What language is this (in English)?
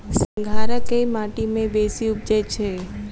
Maithili